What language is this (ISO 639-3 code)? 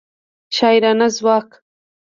pus